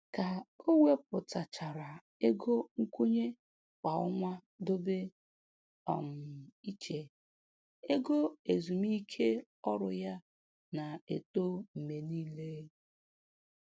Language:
Igbo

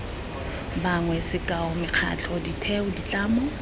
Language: Tswana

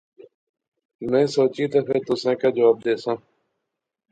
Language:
Pahari-Potwari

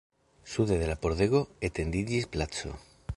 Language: Esperanto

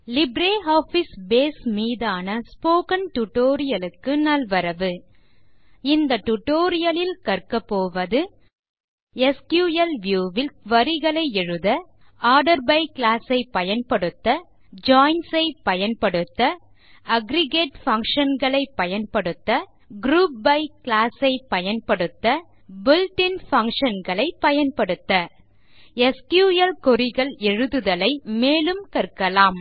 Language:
Tamil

